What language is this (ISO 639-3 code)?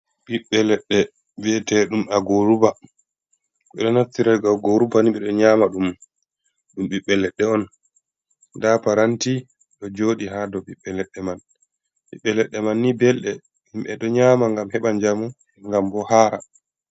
ful